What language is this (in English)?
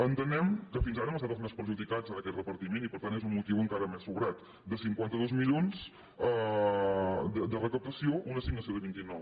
Catalan